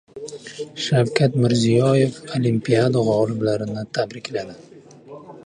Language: Uzbek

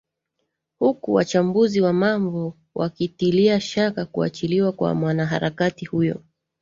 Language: Swahili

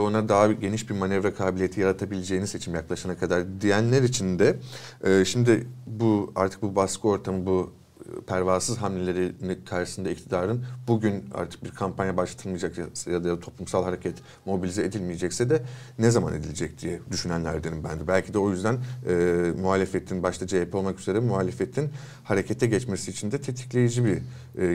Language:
Turkish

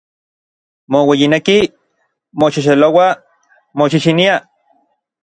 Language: Orizaba Nahuatl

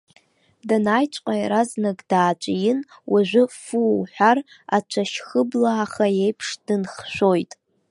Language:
Abkhazian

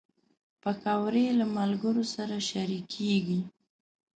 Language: Pashto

